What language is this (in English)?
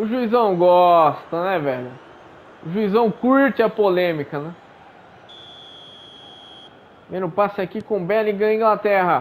Portuguese